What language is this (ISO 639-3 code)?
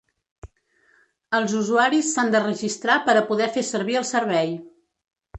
cat